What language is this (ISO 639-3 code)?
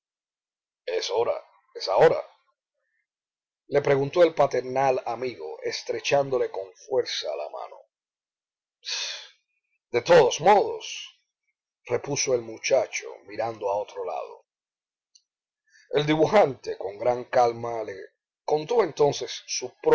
spa